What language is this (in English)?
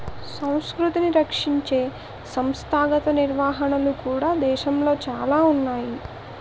Telugu